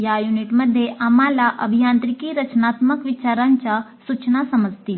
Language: Marathi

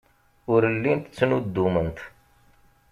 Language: Kabyle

